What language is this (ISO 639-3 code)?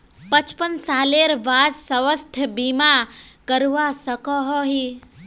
mag